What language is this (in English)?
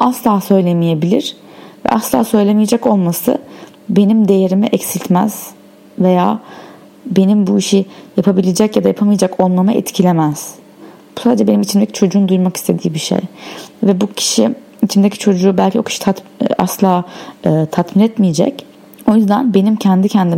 Turkish